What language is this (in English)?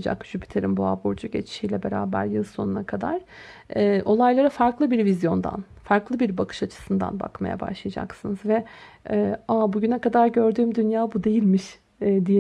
Turkish